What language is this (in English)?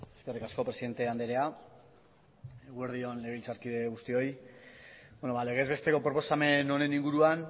Basque